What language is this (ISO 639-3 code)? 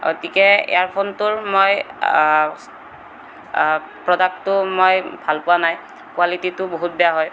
asm